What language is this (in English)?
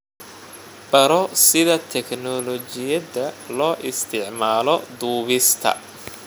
Somali